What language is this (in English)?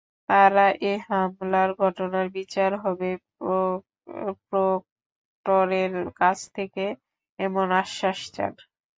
Bangla